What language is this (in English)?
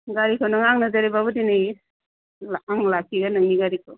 Bodo